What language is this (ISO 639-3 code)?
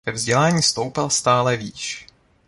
ces